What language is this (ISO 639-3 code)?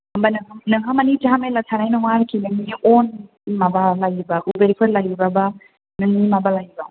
brx